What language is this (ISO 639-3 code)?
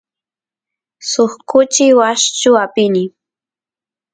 qus